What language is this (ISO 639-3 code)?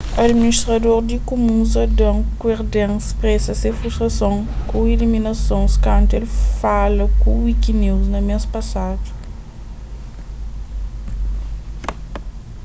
kea